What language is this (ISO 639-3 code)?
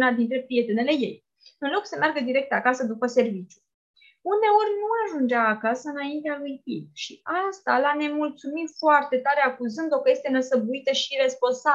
ron